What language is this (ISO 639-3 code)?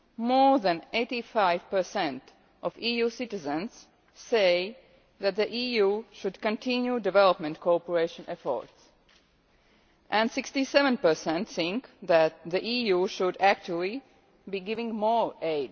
eng